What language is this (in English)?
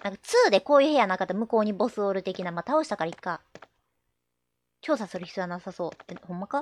Japanese